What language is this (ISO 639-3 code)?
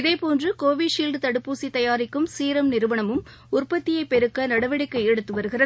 tam